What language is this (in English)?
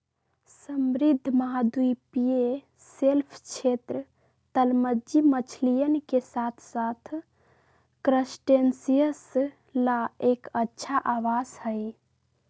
Magahi